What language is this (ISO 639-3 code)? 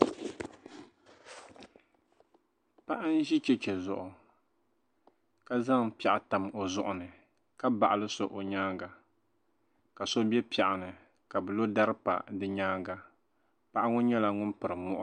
dag